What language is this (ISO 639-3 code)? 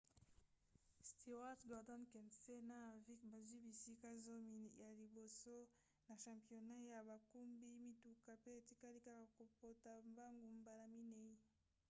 lin